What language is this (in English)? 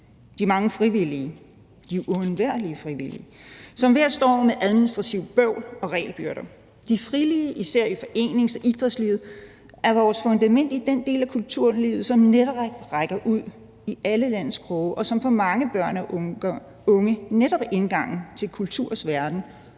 Danish